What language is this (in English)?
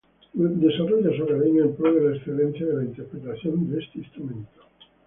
Spanish